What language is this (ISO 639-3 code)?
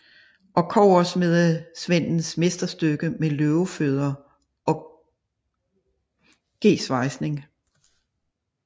dan